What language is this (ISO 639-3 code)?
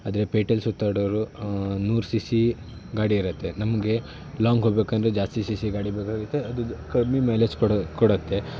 kan